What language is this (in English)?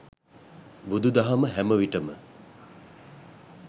Sinhala